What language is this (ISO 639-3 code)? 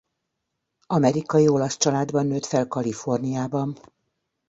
hun